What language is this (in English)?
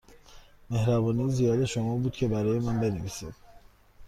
Persian